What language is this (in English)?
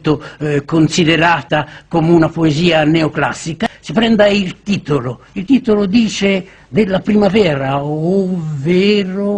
Italian